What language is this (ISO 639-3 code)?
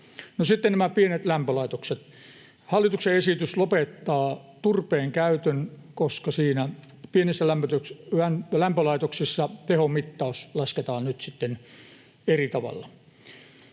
fin